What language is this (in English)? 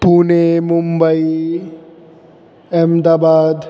Sanskrit